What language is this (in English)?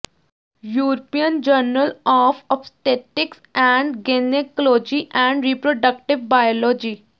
Punjabi